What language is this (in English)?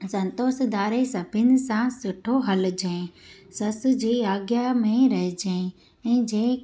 Sindhi